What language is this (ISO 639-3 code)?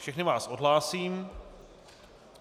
ces